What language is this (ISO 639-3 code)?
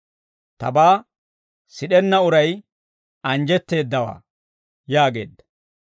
dwr